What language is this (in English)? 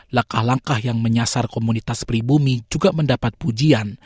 Indonesian